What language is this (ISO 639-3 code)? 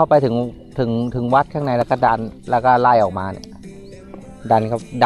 tha